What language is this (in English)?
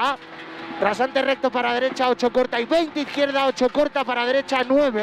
Spanish